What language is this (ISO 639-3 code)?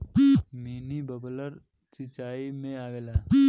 bho